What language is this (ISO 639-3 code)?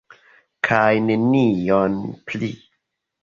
epo